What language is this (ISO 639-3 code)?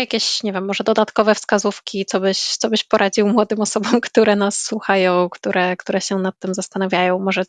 pol